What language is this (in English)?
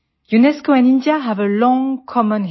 Hindi